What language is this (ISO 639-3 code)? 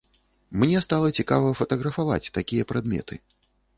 bel